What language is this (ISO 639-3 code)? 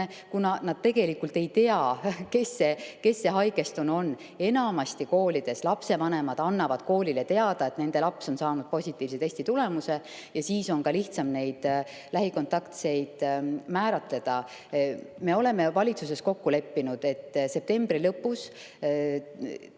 est